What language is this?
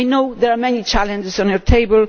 English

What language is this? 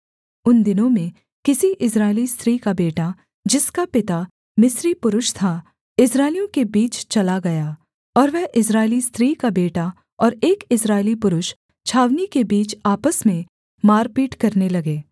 Hindi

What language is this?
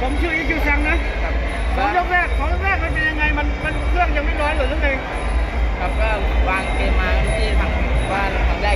Thai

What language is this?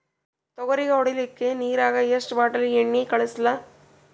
Kannada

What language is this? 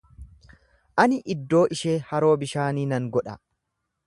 Oromo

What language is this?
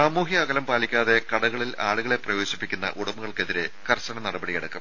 Malayalam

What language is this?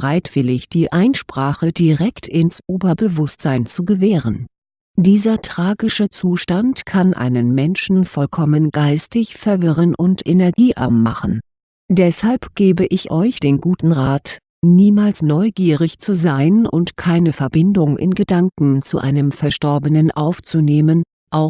German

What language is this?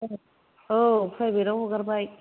Bodo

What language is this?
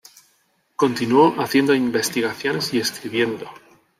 Spanish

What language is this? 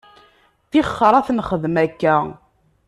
Kabyle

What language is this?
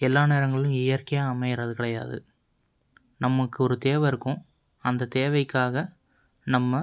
Tamil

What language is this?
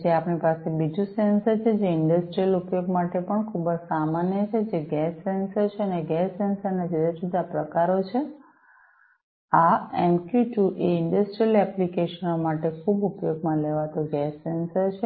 Gujarati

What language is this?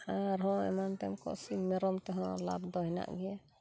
Santali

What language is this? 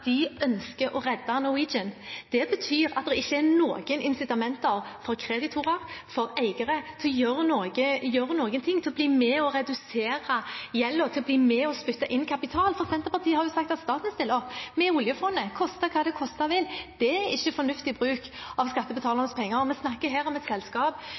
Norwegian Bokmål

